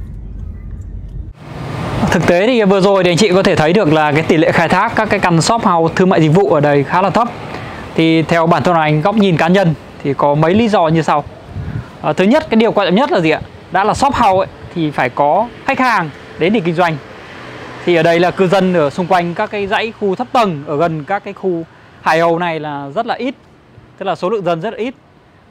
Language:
Vietnamese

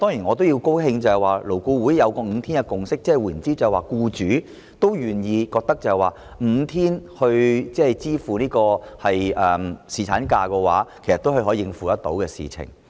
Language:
Cantonese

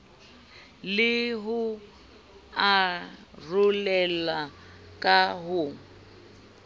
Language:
Southern Sotho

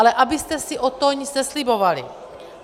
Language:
Czech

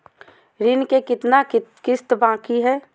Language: Magahi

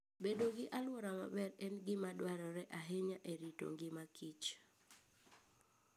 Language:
Luo (Kenya and Tanzania)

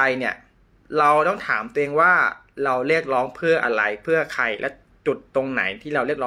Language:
Thai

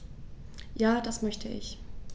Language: German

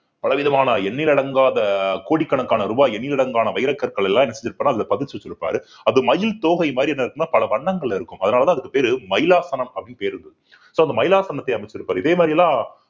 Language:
Tamil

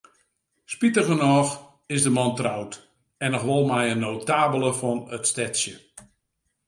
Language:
Western Frisian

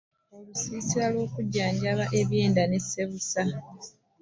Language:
Ganda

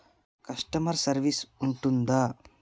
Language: Telugu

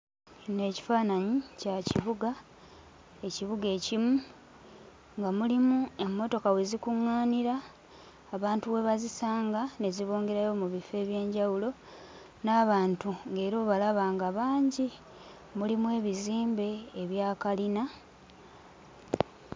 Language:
Ganda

